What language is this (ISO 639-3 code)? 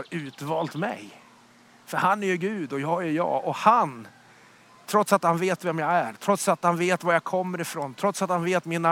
swe